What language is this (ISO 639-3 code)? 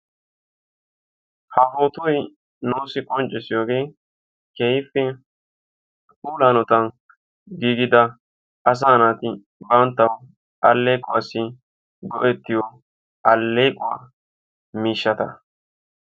wal